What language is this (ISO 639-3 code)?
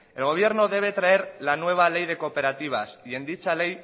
spa